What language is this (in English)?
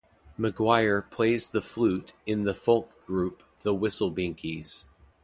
English